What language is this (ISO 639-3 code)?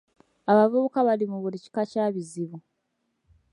lug